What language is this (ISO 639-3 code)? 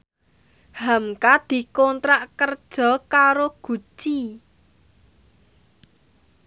jav